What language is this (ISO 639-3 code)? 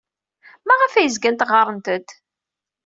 kab